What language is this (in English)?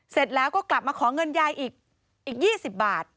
Thai